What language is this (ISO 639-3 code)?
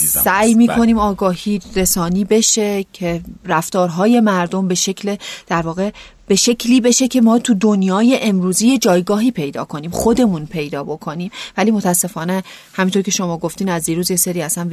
fas